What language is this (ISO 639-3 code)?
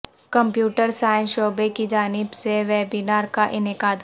urd